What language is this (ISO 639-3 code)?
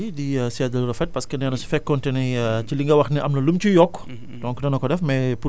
wol